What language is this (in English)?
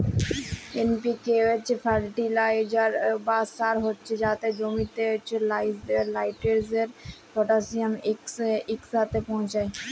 Bangla